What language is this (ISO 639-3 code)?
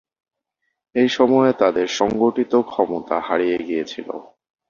ben